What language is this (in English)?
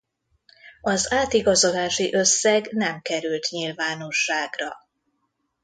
Hungarian